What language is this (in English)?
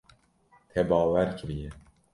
Kurdish